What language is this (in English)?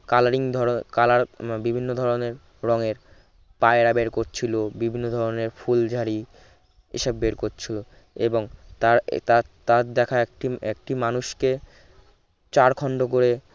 Bangla